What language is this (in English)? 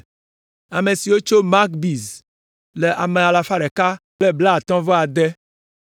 Ewe